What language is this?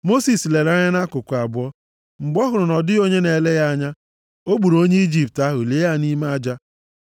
Igbo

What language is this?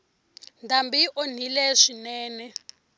Tsonga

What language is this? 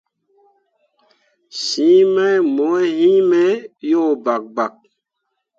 Mundang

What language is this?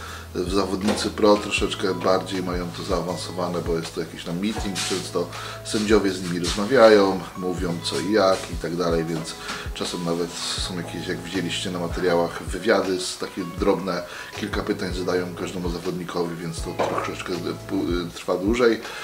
Polish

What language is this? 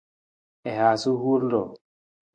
Nawdm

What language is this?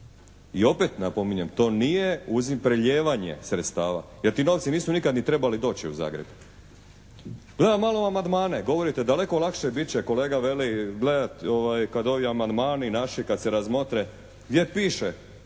Croatian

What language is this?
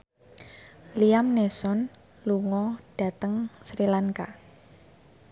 Javanese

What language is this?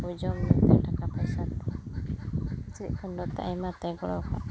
Santali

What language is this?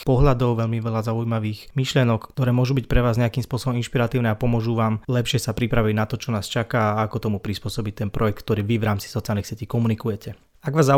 Slovak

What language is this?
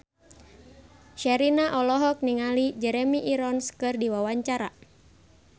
Sundanese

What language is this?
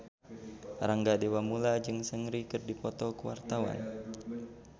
Sundanese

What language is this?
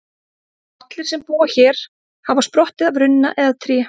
Icelandic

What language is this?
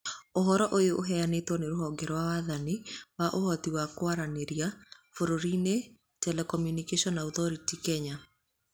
Kikuyu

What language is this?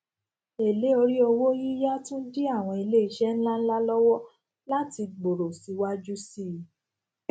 Yoruba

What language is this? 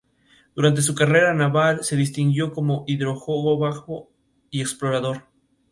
Spanish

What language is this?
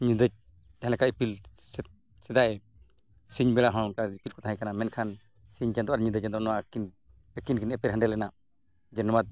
Santali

